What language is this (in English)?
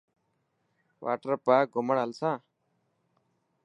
Dhatki